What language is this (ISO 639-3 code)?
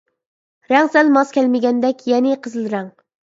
uig